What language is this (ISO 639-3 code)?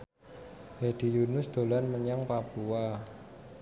jav